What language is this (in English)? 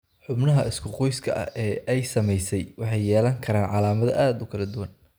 Somali